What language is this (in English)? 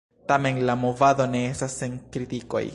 Esperanto